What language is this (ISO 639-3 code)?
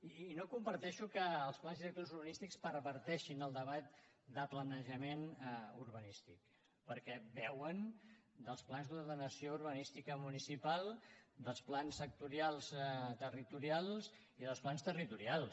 cat